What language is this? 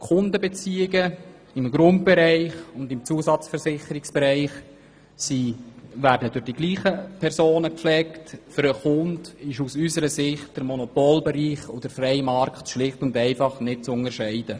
Swiss German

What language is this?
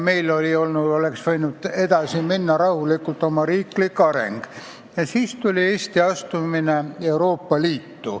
Estonian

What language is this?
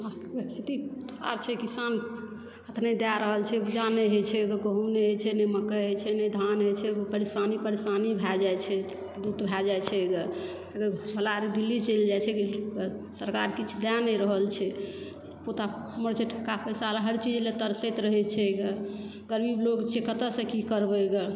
Maithili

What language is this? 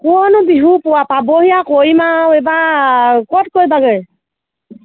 Assamese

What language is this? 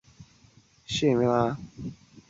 Chinese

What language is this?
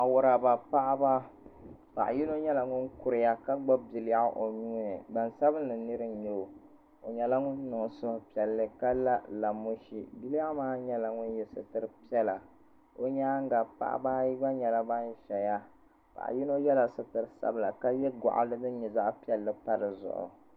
Dagbani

